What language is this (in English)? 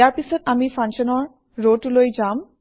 Assamese